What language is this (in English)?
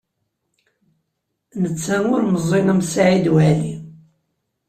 Kabyle